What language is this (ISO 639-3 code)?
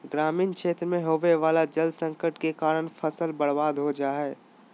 mag